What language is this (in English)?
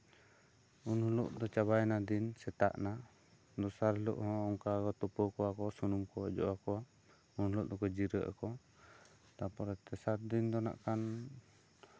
Santali